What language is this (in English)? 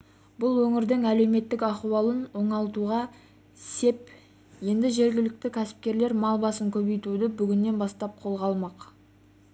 Kazakh